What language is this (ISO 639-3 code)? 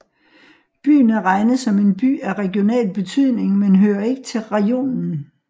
dan